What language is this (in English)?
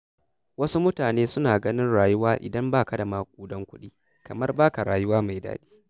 Hausa